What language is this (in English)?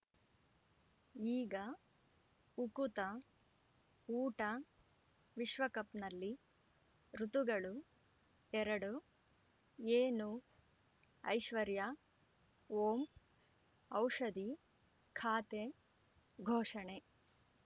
Kannada